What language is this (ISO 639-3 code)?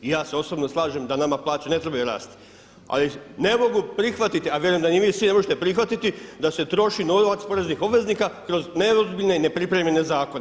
hrv